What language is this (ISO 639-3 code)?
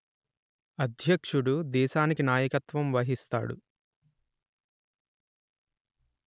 tel